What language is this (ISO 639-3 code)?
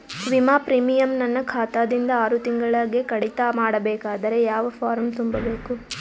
kan